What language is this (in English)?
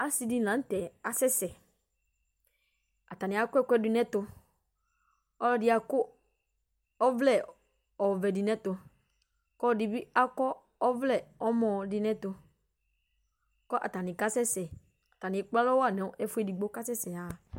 Ikposo